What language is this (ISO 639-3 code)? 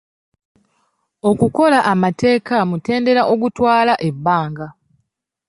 lug